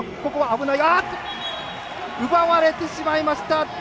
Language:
Japanese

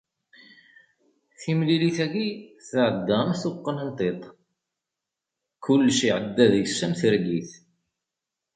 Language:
Kabyle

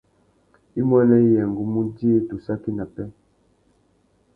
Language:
Tuki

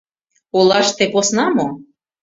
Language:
Mari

